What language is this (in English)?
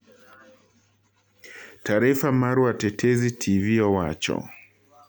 Luo (Kenya and Tanzania)